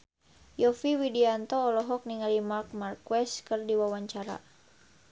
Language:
Sundanese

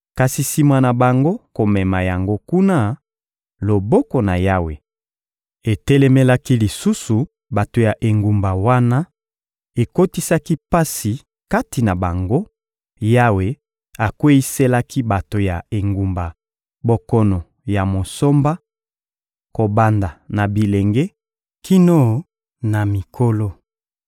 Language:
Lingala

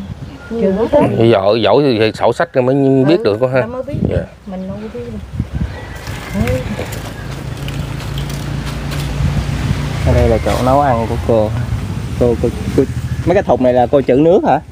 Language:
Vietnamese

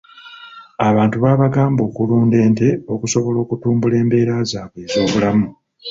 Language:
Ganda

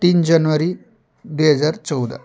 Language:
Nepali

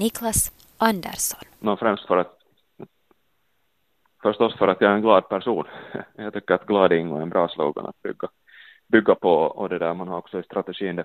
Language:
Swedish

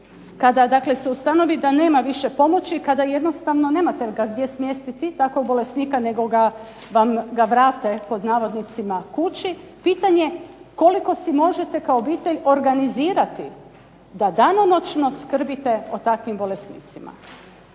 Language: Croatian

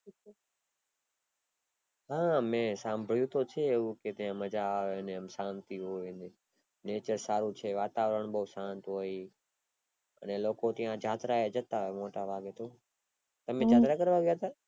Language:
Gujarati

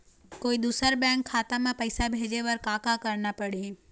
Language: Chhattisgarhi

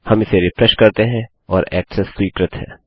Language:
Hindi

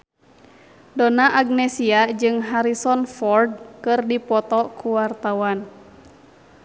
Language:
Sundanese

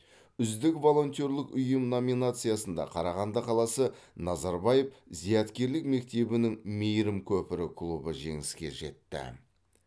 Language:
Kazakh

